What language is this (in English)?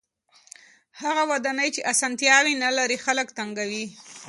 Pashto